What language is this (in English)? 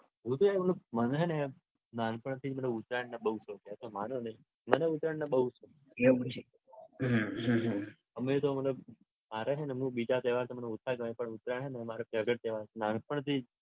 Gujarati